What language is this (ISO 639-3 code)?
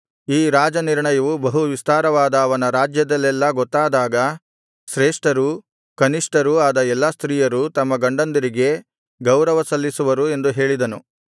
kan